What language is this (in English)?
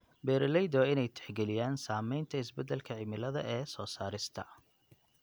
Somali